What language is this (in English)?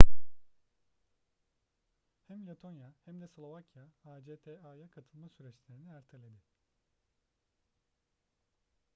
Turkish